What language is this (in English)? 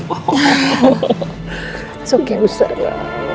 Indonesian